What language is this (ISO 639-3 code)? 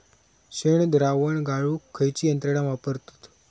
mar